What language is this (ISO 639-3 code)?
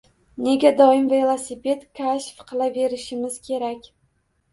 uzb